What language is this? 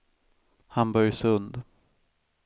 Swedish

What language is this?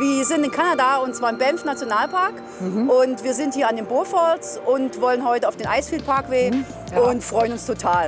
German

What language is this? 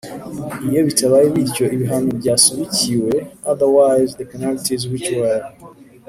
Kinyarwanda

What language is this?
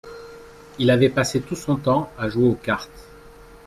French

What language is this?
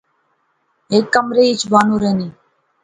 Pahari-Potwari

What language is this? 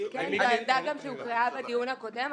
Hebrew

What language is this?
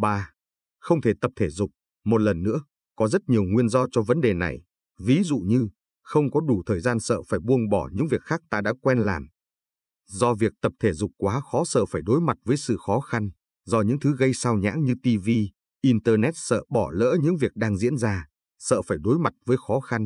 Vietnamese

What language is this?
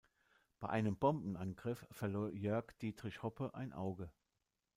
German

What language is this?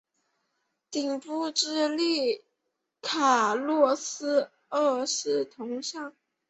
Chinese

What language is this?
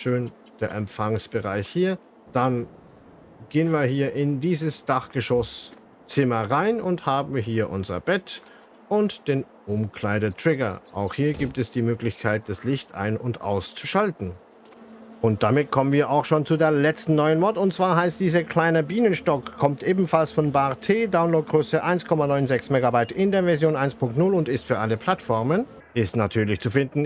German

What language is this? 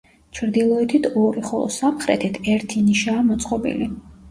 Georgian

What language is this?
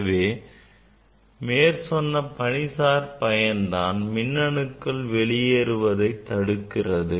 Tamil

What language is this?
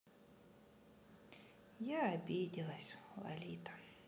Russian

